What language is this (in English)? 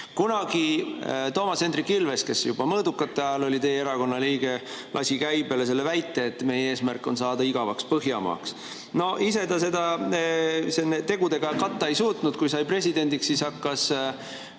Estonian